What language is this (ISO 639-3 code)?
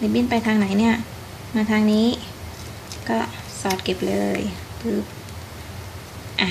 tha